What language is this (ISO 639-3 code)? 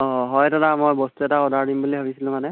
asm